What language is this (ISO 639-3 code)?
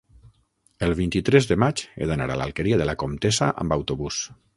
cat